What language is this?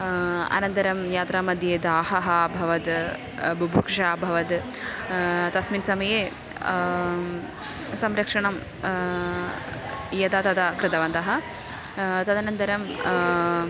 Sanskrit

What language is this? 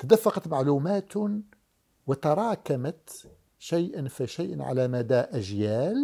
Arabic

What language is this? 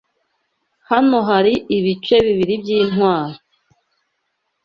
Kinyarwanda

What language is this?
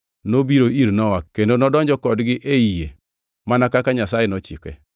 Luo (Kenya and Tanzania)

